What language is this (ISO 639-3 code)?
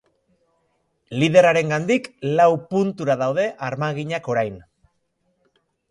eus